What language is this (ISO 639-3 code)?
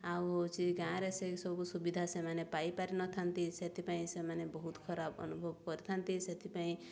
ori